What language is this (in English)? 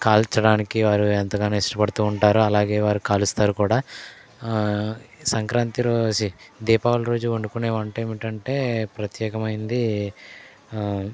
Telugu